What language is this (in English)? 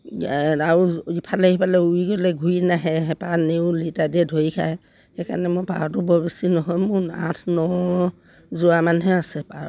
Assamese